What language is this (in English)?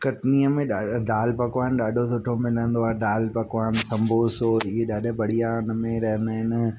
Sindhi